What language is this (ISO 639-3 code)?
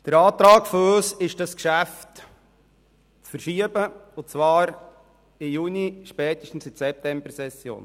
gsw